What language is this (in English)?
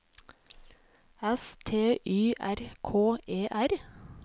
Norwegian